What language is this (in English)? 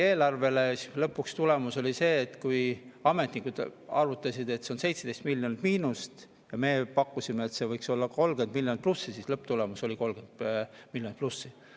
Estonian